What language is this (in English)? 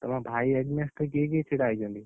Odia